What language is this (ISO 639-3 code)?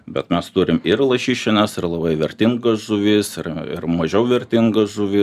lit